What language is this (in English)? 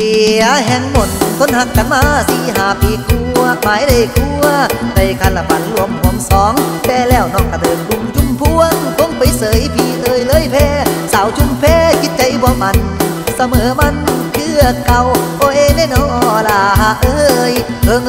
Thai